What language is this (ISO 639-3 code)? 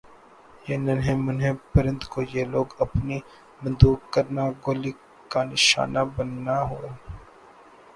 urd